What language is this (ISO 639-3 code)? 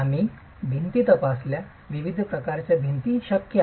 mar